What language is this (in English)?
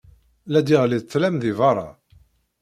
Kabyle